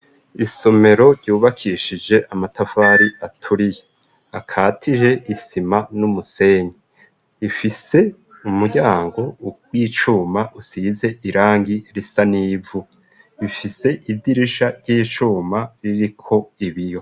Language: Rundi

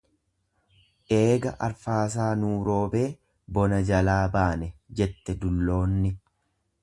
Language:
Oromo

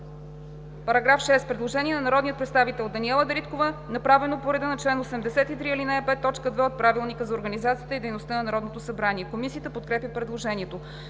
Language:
Bulgarian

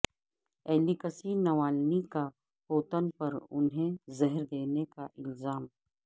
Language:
Urdu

